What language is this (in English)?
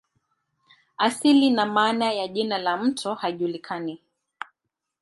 Swahili